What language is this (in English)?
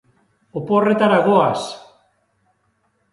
Basque